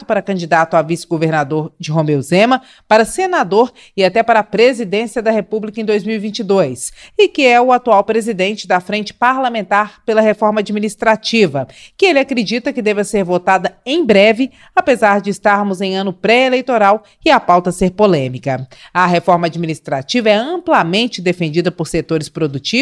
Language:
Portuguese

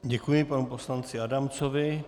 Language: Czech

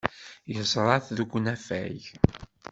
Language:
Kabyle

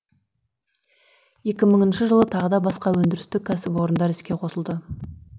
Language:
Kazakh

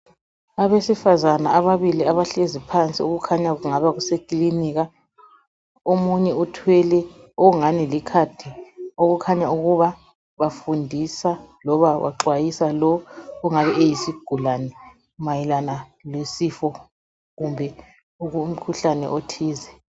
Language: North Ndebele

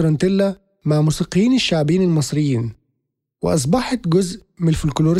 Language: Arabic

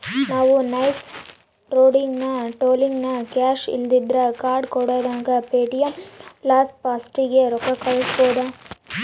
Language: Kannada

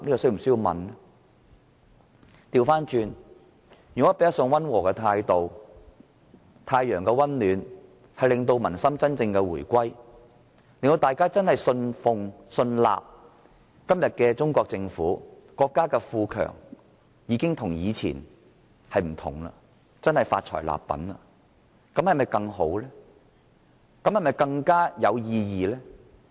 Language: Cantonese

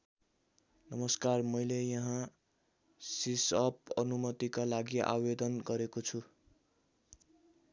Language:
Nepali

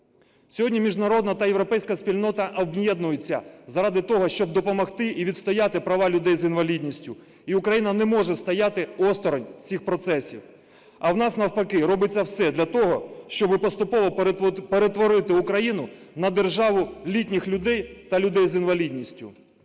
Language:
Ukrainian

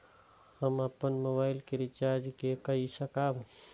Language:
Maithili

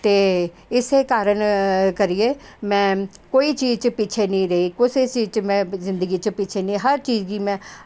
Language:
Dogri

